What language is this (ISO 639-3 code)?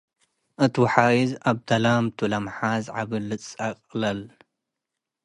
tig